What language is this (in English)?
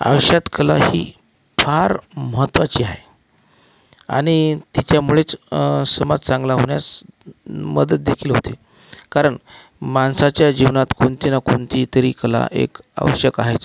Marathi